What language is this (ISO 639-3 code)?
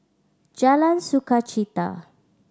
eng